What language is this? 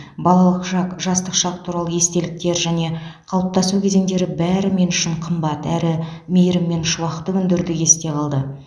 Kazakh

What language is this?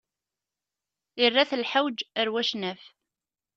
Kabyle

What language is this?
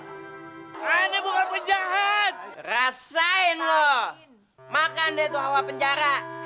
Indonesian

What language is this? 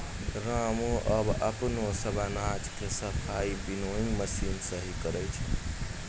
Maithili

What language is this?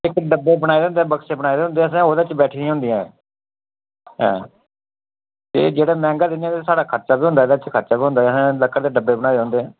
Dogri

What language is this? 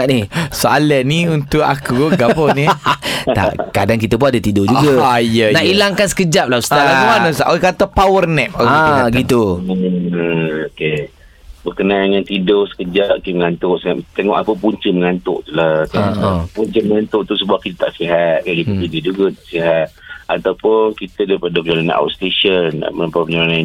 Malay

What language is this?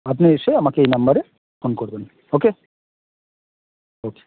Bangla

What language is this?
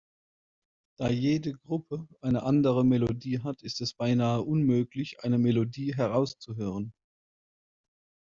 German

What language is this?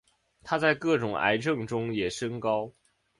Chinese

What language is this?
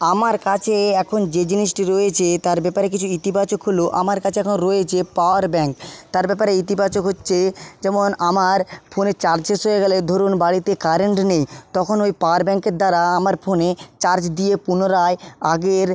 Bangla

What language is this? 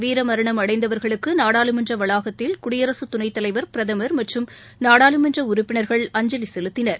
Tamil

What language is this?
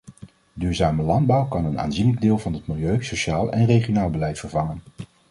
Dutch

